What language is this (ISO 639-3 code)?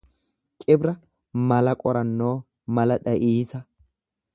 orm